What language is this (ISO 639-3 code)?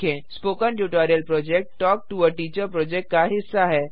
hin